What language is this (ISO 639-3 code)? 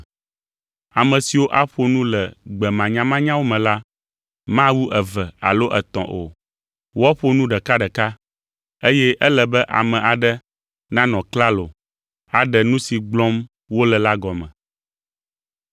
ewe